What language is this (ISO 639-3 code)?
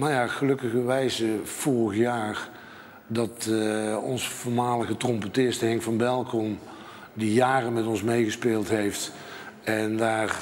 nld